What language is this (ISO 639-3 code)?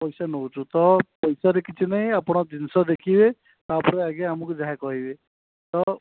ori